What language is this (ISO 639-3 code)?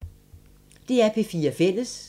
dan